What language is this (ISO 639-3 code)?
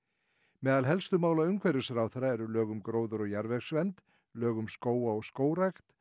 isl